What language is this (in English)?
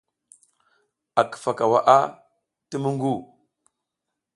South Giziga